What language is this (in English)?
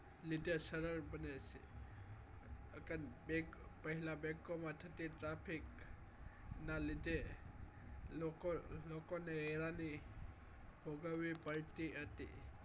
Gujarati